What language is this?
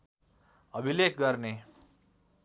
Nepali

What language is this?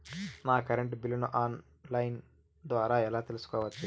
Telugu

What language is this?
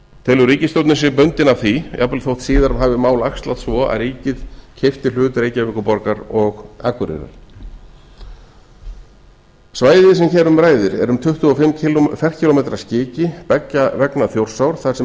Icelandic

